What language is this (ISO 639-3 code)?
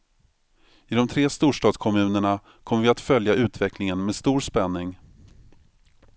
swe